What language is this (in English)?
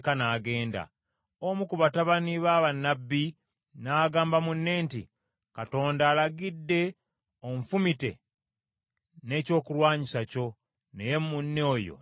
Ganda